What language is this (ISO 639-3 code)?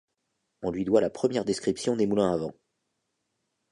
fra